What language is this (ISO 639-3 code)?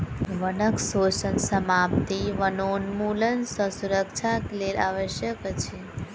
mai